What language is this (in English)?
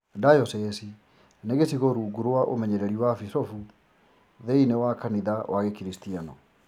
Kikuyu